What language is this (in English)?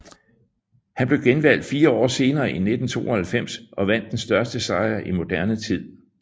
Danish